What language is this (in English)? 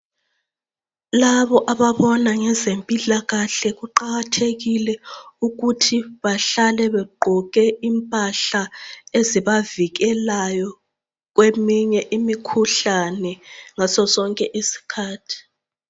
North Ndebele